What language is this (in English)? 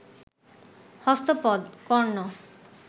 Bangla